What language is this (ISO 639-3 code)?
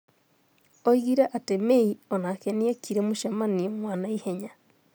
kik